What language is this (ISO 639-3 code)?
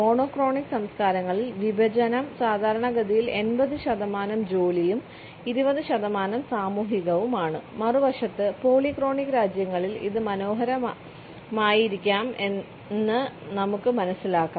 mal